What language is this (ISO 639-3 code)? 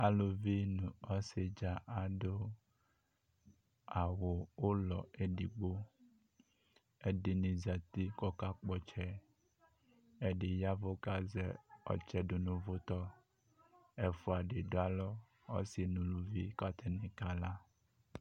kpo